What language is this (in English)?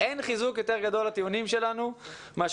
Hebrew